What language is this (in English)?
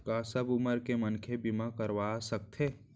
Chhattisgarhi